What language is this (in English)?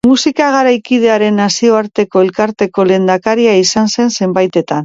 Basque